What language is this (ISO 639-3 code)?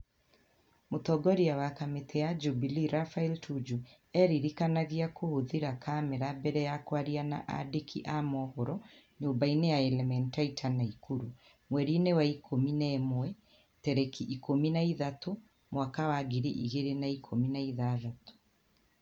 kik